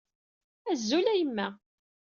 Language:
Kabyle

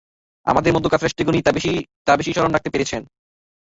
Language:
Bangla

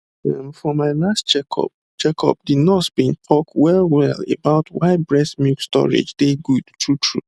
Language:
Nigerian Pidgin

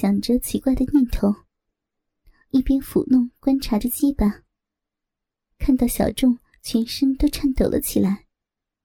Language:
Chinese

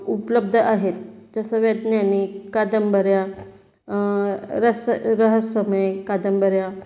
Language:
Marathi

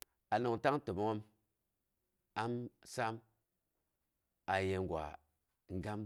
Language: Boghom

